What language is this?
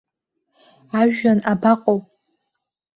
Abkhazian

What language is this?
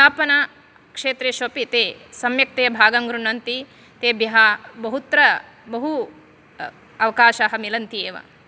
Sanskrit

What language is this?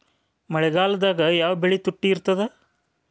Kannada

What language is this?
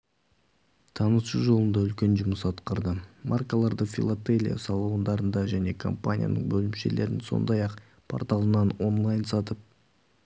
Kazakh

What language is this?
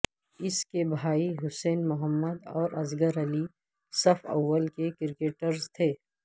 Urdu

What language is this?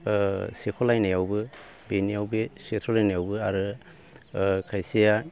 Bodo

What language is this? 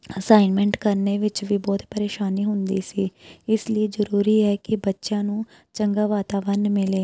Punjabi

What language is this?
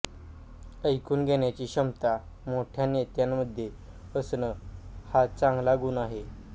Marathi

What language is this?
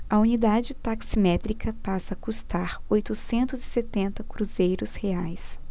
Portuguese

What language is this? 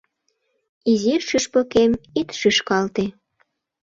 Mari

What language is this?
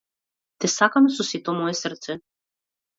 Macedonian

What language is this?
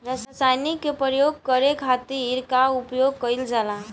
Bhojpuri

